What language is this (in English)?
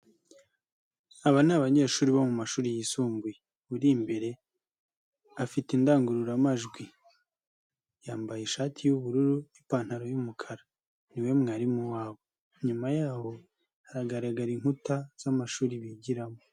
Kinyarwanda